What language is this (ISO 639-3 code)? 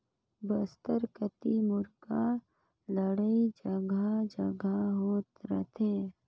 hne